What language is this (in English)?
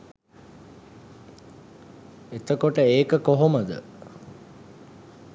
Sinhala